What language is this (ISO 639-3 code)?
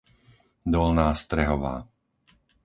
slk